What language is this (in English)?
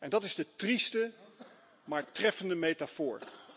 Dutch